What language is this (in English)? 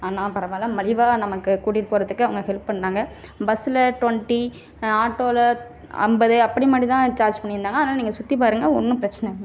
Tamil